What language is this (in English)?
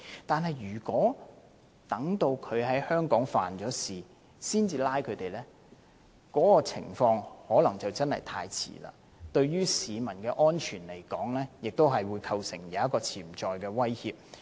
Cantonese